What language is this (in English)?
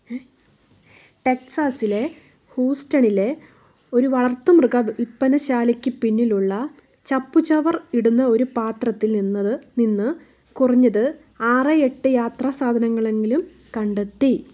Malayalam